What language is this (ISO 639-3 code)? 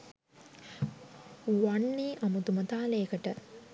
sin